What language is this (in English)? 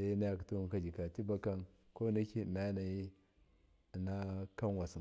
Miya